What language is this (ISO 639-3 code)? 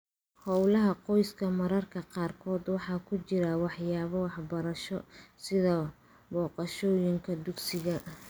som